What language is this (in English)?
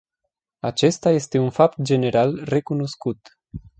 Romanian